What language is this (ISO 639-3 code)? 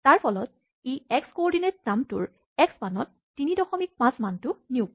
asm